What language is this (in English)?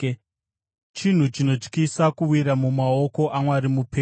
Shona